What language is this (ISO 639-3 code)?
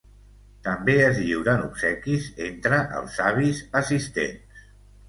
cat